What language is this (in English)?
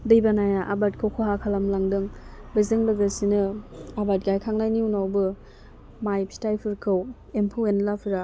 Bodo